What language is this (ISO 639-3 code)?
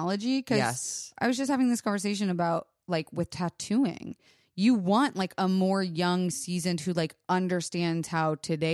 eng